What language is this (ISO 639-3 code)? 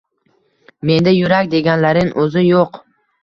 uzb